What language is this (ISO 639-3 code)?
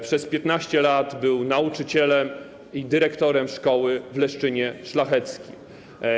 pol